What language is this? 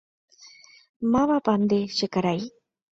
Guarani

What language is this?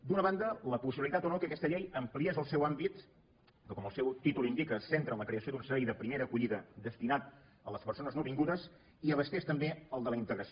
Catalan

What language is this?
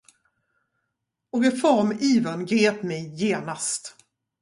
Swedish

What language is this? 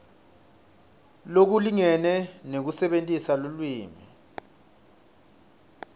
Swati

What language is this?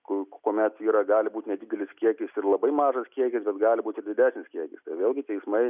Lithuanian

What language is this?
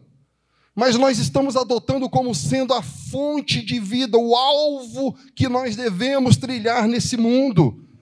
Portuguese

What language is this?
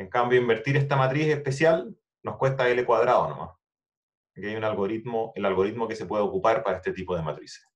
Spanish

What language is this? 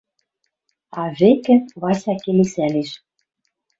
Western Mari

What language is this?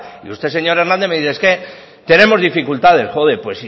Spanish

